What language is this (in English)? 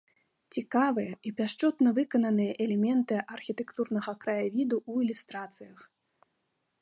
Belarusian